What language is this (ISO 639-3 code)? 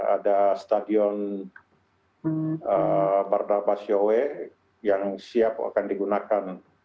ind